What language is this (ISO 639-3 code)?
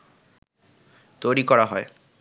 ben